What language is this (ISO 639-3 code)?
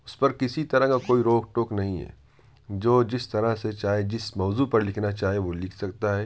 urd